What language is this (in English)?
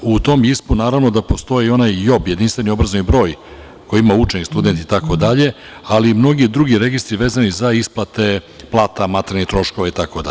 Serbian